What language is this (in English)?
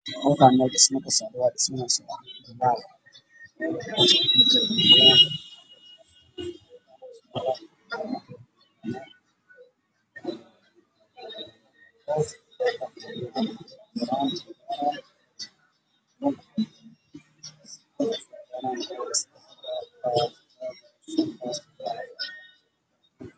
Somali